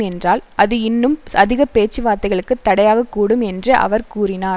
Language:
Tamil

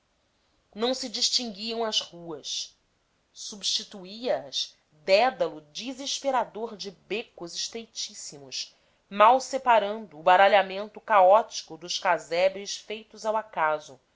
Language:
Portuguese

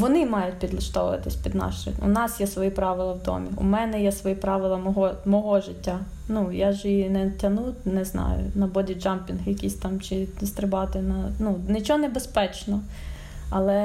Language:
Ukrainian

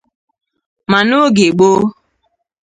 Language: Igbo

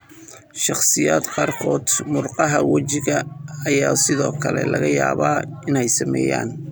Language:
Somali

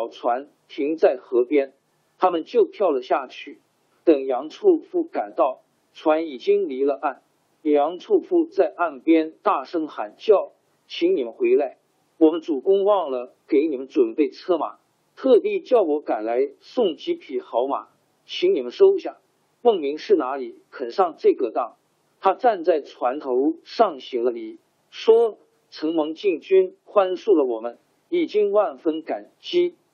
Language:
Chinese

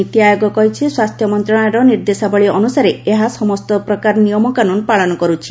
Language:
Odia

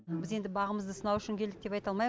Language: Kazakh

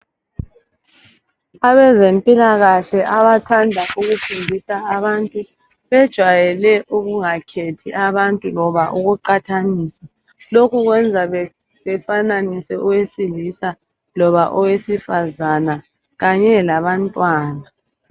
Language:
North Ndebele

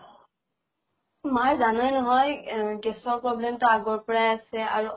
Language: Assamese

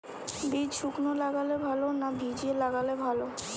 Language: Bangla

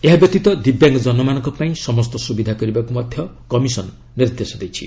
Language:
Odia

